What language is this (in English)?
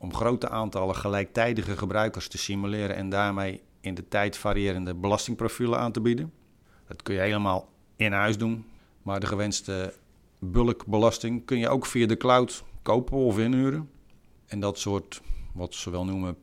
Dutch